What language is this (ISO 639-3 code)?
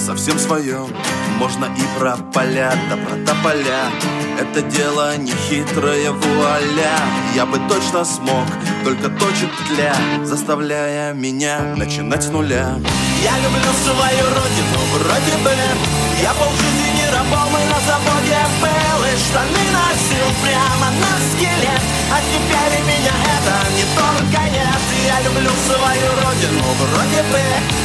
rus